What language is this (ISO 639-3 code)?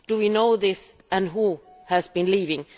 eng